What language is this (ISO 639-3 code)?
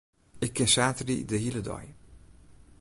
fry